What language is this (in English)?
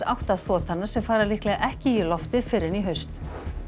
Icelandic